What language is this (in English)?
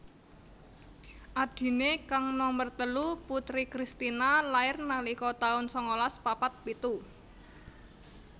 Javanese